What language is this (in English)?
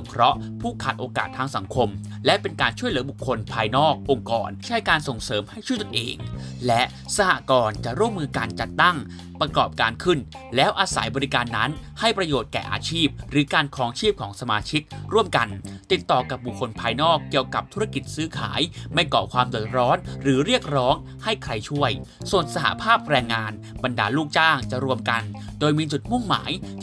Thai